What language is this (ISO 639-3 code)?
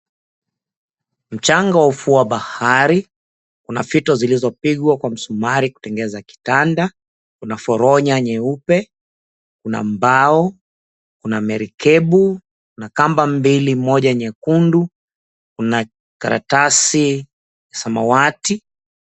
swa